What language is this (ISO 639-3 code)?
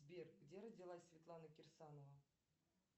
rus